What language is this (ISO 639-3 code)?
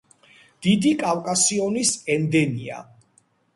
kat